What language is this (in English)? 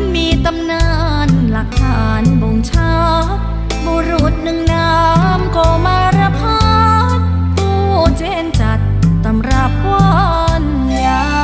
Thai